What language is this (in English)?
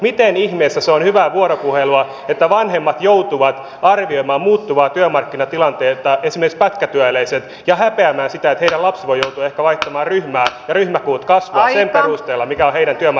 Finnish